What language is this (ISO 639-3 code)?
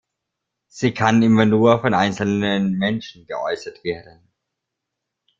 deu